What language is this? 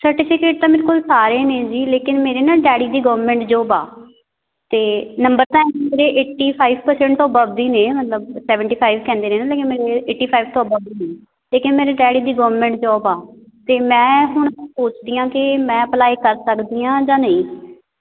Punjabi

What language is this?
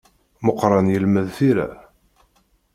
Kabyle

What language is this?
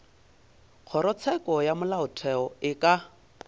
Northern Sotho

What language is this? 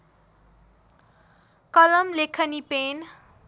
Nepali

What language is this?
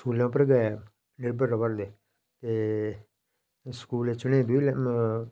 Dogri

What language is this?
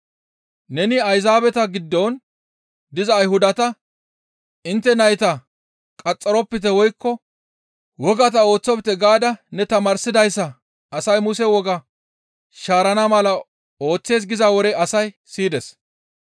Gamo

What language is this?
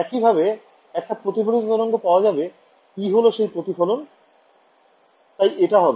Bangla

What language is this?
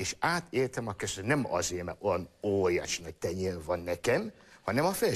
Hungarian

